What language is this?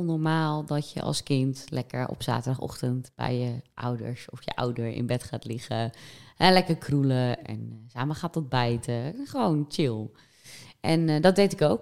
Dutch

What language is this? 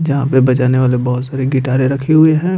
Hindi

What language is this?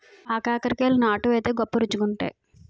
Telugu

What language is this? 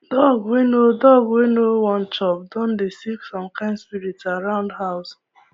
Nigerian Pidgin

